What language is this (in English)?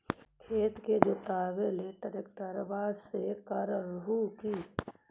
Magahi